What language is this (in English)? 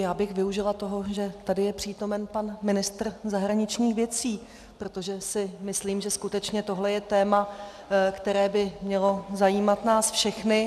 Czech